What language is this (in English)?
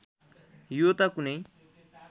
Nepali